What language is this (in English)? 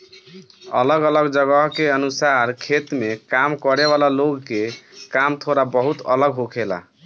Bhojpuri